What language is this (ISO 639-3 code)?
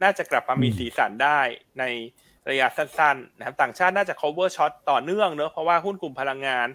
tha